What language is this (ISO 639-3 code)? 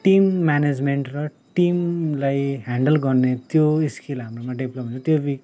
nep